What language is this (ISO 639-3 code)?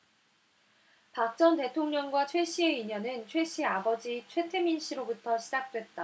kor